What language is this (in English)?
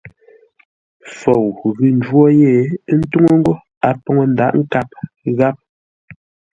Ngombale